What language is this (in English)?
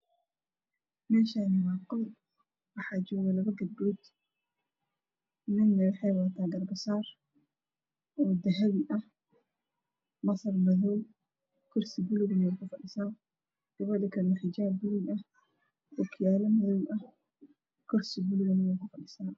Somali